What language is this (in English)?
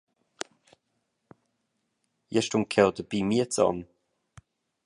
Romansh